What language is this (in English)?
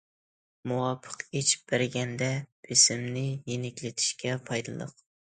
Uyghur